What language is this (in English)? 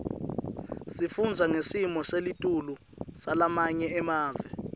Swati